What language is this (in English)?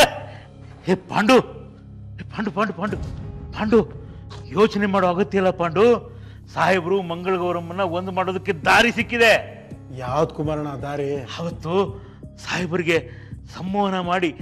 Hindi